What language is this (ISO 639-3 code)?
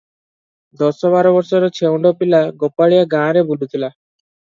ori